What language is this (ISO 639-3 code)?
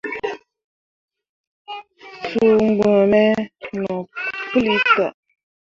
mua